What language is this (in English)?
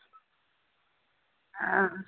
Dogri